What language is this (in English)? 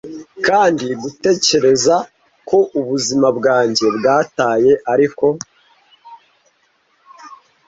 Kinyarwanda